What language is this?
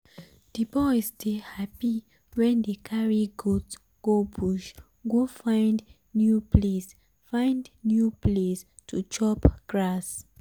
Nigerian Pidgin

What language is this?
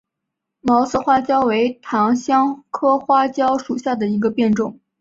Chinese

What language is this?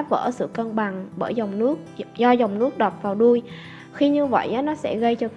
Vietnamese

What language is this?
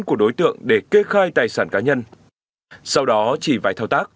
Vietnamese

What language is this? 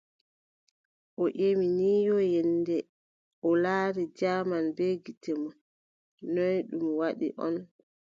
Adamawa Fulfulde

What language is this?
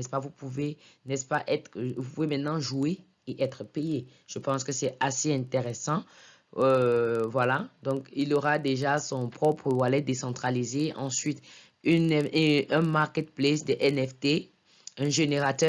French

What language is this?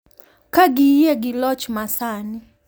Luo (Kenya and Tanzania)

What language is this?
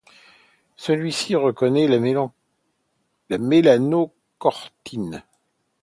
French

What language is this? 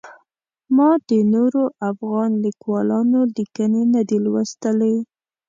Pashto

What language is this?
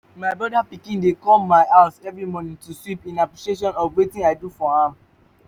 Nigerian Pidgin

